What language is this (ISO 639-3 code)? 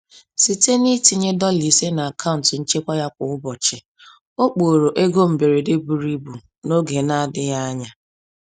ibo